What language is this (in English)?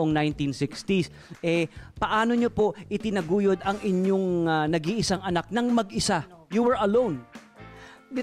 Filipino